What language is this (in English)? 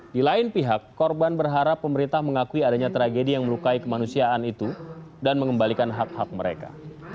Indonesian